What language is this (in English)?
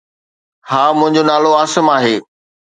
Sindhi